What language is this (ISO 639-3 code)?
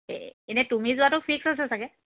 asm